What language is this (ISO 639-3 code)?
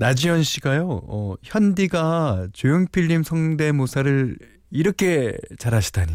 kor